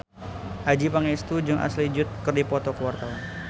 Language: Sundanese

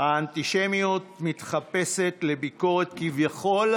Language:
Hebrew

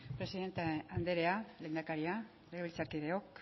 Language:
Basque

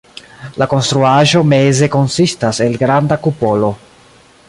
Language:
Esperanto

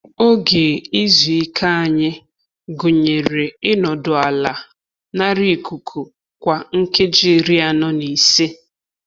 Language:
Igbo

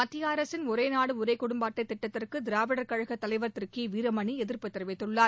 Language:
Tamil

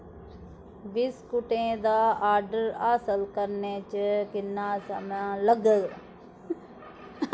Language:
Dogri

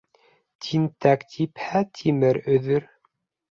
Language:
Bashkir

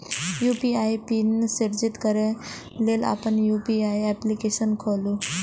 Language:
Maithili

